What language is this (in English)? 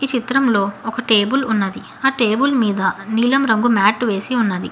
Telugu